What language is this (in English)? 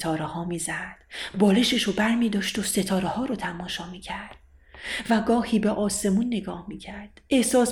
Persian